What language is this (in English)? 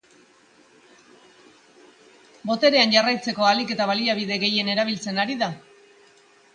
Basque